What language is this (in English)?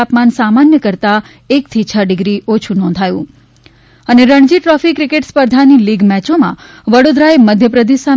Gujarati